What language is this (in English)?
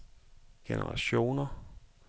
Danish